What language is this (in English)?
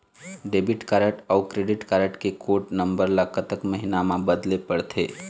Chhattisgarhi